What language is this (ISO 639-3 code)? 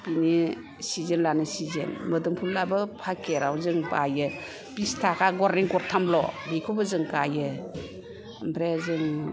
brx